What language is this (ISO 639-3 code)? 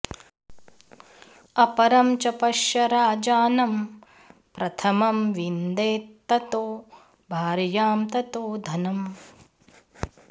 san